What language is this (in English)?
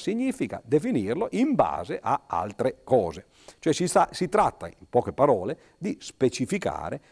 Italian